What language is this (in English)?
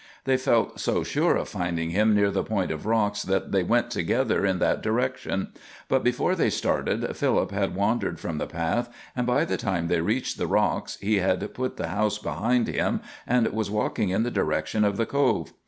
English